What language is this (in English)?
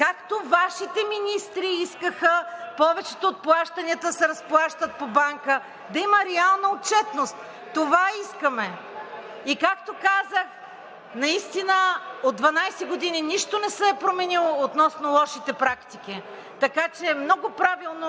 Bulgarian